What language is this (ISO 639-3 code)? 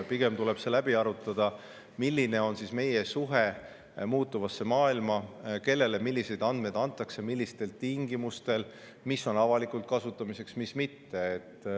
est